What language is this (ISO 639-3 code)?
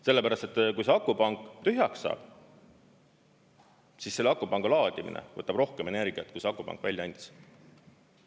est